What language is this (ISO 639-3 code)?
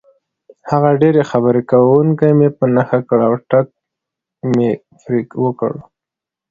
pus